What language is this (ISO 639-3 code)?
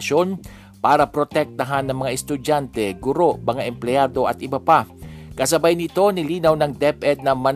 fil